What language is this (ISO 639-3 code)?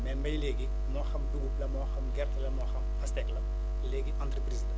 wol